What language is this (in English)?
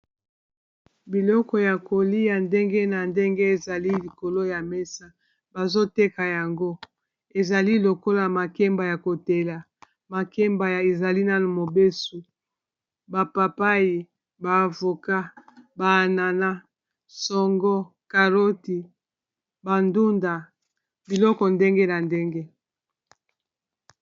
Lingala